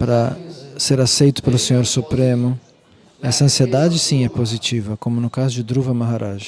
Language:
Portuguese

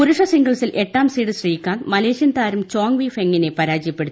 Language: Malayalam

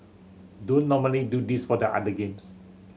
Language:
English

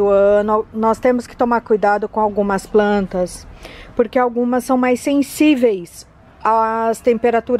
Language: Portuguese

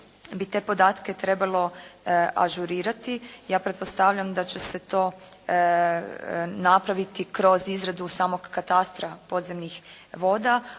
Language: Croatian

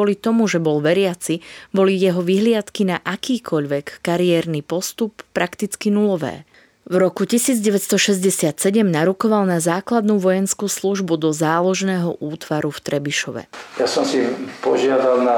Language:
Slovak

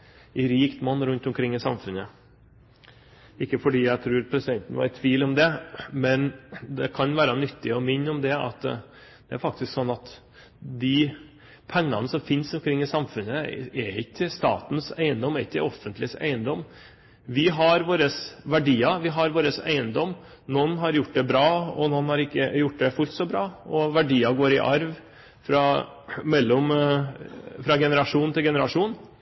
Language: Norwegian Bokmål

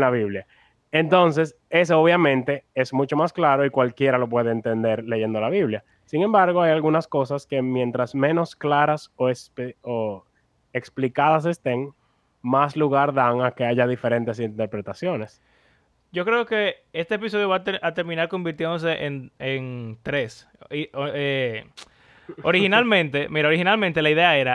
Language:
Spanish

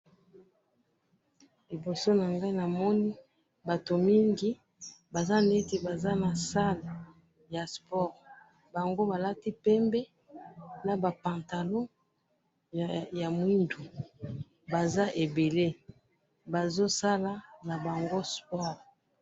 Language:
Lingala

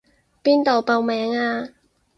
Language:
Cantonese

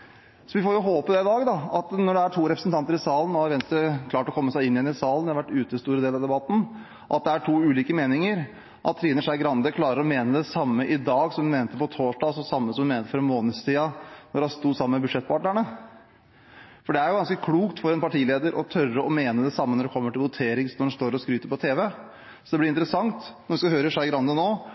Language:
Norwegian Bokmål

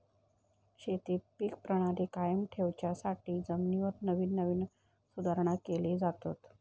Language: Marathi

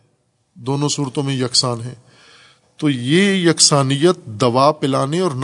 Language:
Urdu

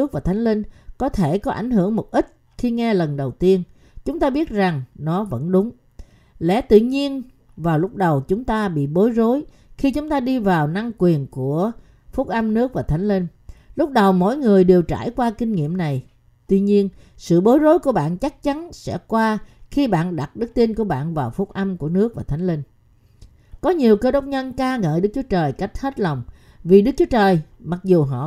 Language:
Vietnamese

